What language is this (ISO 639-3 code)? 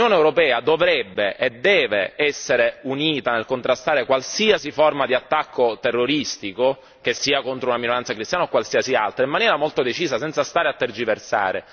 ita